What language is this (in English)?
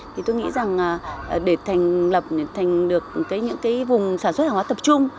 Vietnamese